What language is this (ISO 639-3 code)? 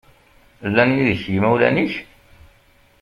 kab